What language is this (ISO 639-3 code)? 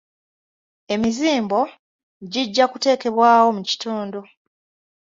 lug